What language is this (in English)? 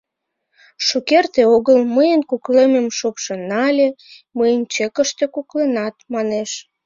Mari